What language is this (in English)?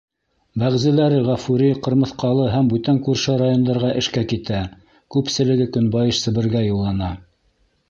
Bashkir